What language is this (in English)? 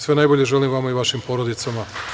Serbian